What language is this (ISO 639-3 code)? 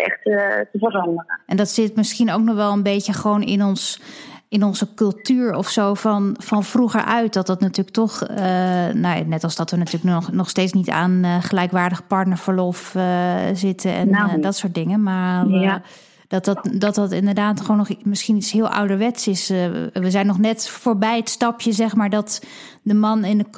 nld